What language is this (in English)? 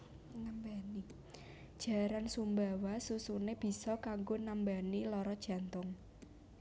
Javanese